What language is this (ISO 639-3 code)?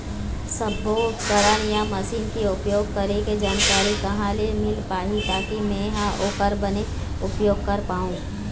hne